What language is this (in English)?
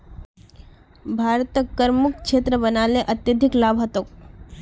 Magahi